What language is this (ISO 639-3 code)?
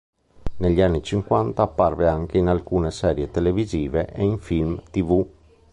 ita